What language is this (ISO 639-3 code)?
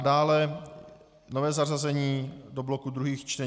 ces